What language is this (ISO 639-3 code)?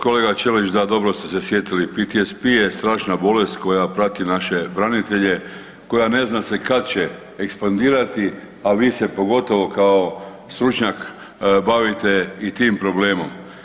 hrv